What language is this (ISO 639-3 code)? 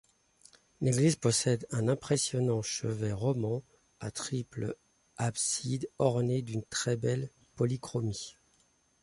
fra